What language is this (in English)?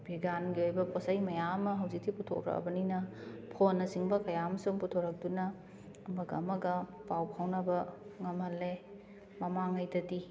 Manipuri